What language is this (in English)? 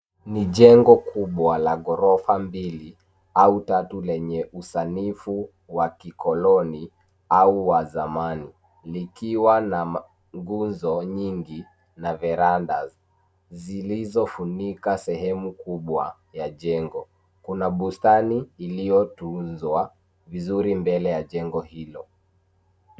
Swahili